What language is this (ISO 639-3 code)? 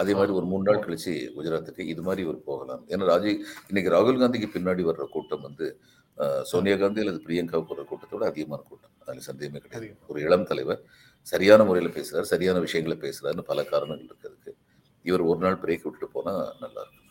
tam